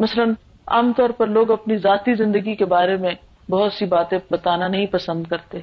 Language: Urdu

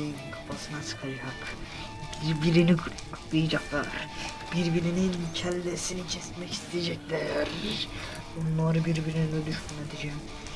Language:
Turkish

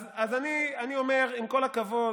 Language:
Hebrew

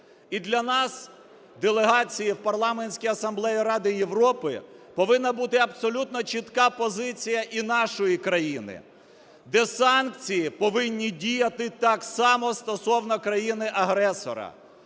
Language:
Ukrainian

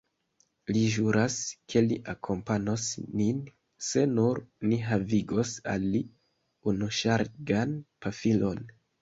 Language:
Esperanto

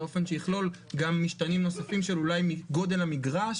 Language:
Hebrew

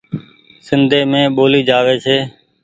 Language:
Goaria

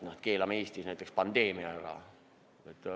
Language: Estonian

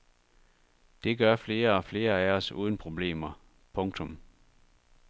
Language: Danish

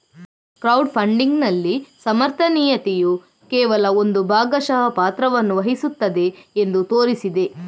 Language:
Kannada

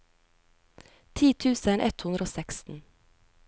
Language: Norwegian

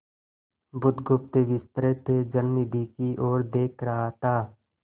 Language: Hindi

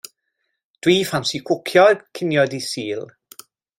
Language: Welsh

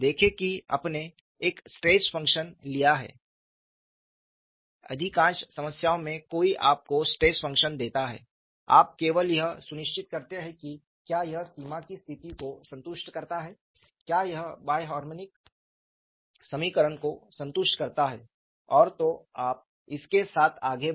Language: Hindi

